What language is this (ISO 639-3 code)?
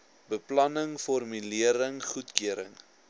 afr